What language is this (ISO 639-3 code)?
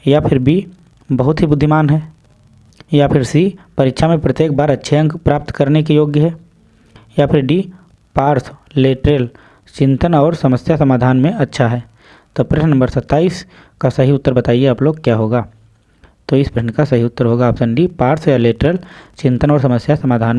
hin